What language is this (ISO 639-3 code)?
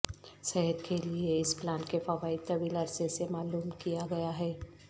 urd